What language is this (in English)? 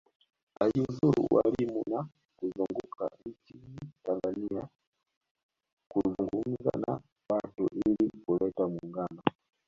Swahili